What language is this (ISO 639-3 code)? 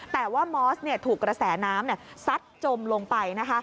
tha